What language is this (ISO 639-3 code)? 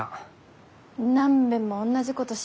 jpn